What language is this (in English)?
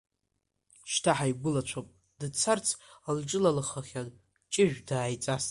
Abkhazian